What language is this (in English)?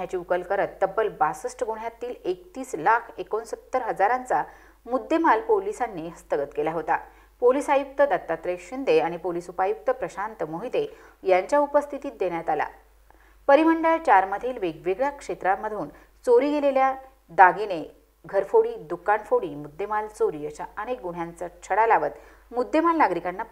Romanian